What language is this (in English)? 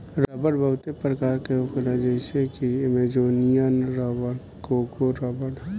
Bhojpuri